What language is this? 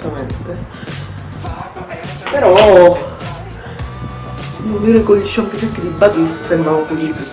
Italian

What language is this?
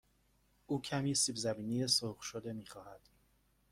Persian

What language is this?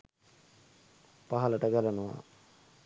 Sinhala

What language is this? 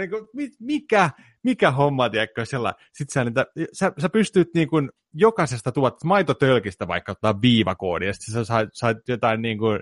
Finnish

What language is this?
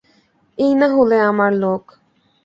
Bangla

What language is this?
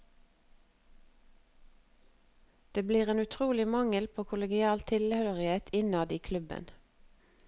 Norwegian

